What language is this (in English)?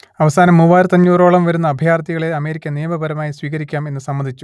Malayalam